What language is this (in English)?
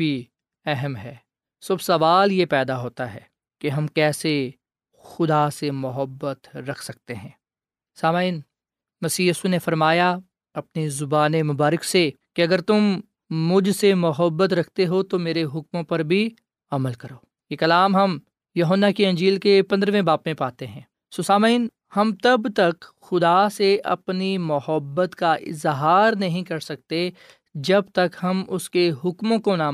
Urdu